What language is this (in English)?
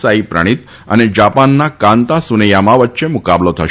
Gujarati